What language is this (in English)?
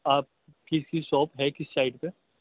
Urdu